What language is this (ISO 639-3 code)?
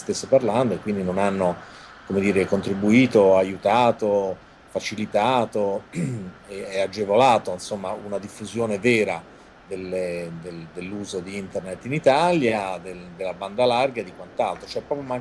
ita